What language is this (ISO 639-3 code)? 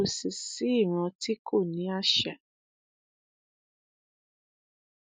yor